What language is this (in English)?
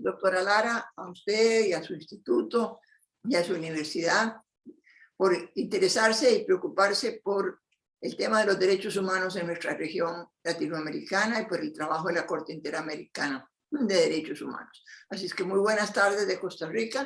Spanish